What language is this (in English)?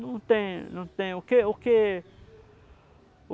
Portuguese